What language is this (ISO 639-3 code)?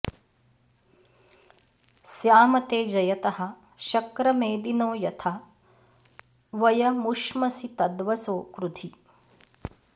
san